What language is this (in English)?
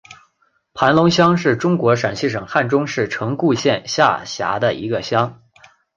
Chinese